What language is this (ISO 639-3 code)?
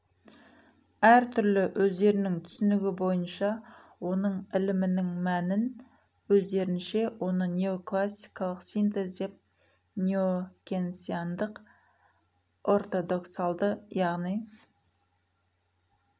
kaz